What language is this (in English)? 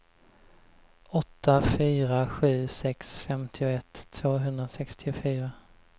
Swedish